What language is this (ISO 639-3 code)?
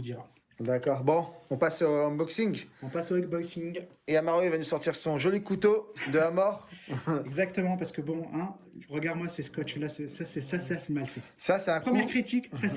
fra